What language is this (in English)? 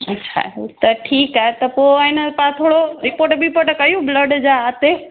Sindhi